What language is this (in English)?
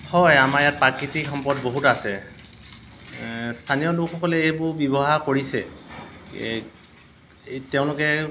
Assamese